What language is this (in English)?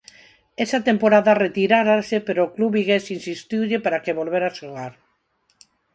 Galician